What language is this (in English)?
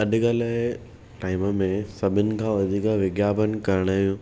Sindhi